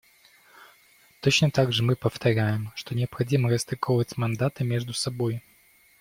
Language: Russian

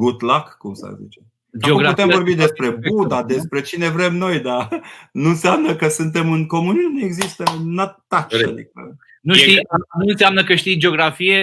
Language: Romanian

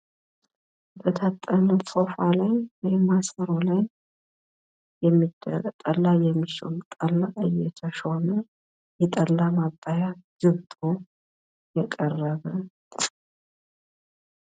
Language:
Amharic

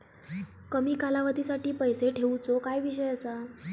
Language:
Marathi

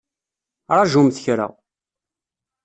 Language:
Kabyle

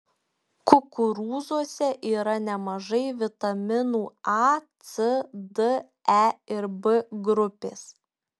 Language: Lithuanian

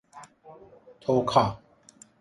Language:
Persian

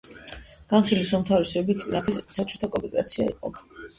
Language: Georgian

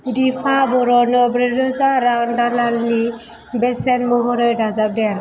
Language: Bodo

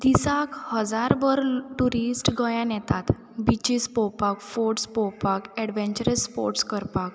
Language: Konkani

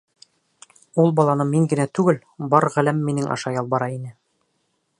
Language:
Bashkir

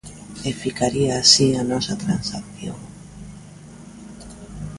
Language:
Galician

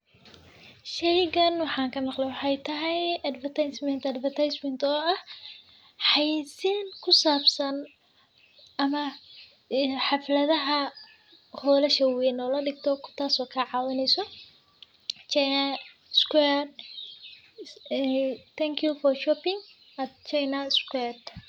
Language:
Somali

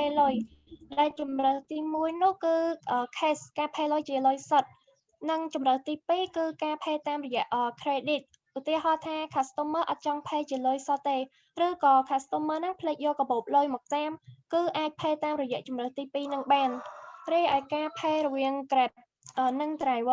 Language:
Vietnamese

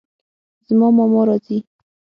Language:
Pashto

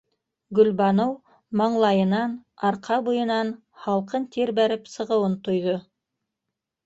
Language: Bashkir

